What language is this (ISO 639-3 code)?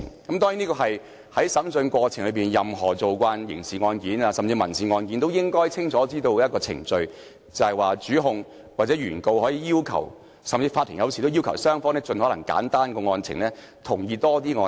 yue